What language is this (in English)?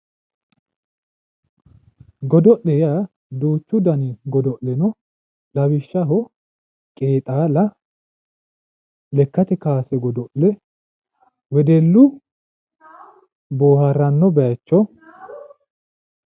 Sidamo